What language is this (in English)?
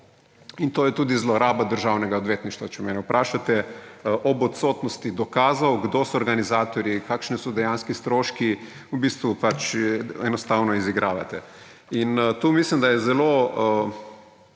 Slovenian